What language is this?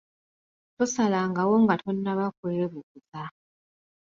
Ganda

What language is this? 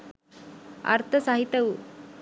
Sinhala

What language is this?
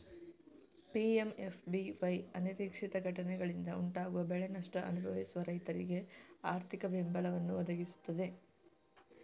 Kannada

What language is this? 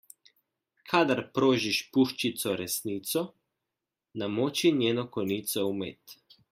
Slovenian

